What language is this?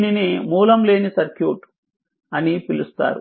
Telugu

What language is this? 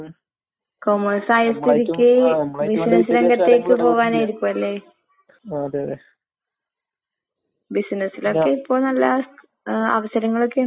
Malayalam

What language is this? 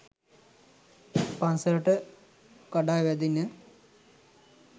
Sinhala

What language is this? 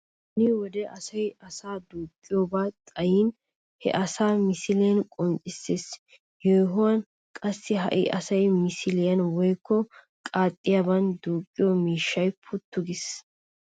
Wolaytta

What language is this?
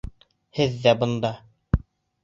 Bashkir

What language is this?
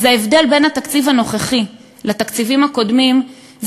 Hebrew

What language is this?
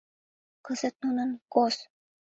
Mari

